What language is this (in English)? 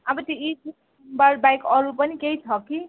Nepali